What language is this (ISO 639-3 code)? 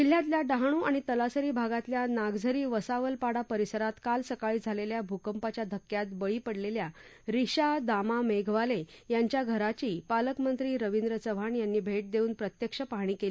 mar